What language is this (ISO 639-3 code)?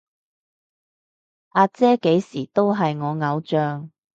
yue